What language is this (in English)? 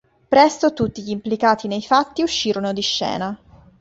Italian